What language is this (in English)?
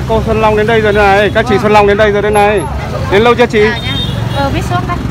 Vietnamese